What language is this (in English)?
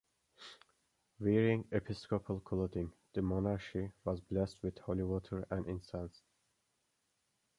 English